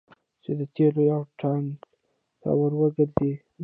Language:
Pashto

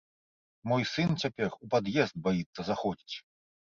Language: Belarusian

